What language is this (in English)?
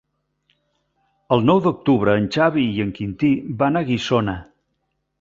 Catalan